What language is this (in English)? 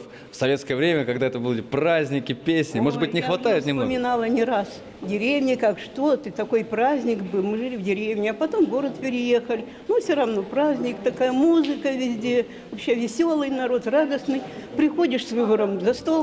Russian